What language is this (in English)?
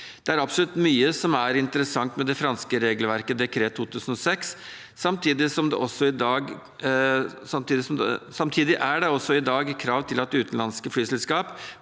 Norwegian